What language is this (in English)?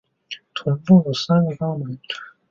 Chinese